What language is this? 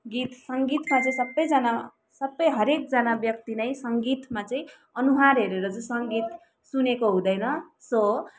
Nepali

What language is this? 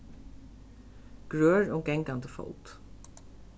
Faroese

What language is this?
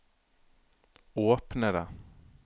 Norwegian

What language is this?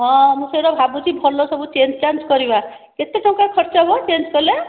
Odia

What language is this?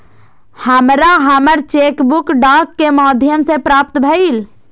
Maithili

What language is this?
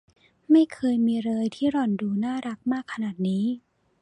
Thai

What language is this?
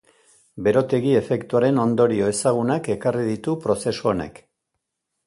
Basque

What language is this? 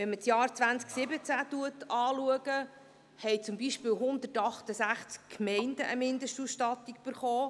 Swiss German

